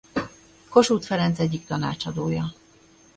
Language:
Hungarian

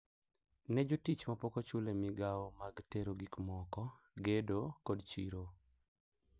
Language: Luo (Kenya and Tanzania)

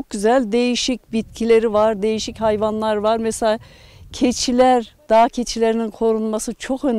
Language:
Turkish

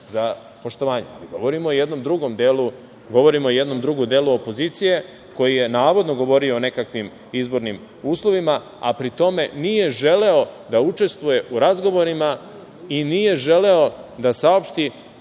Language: Serbian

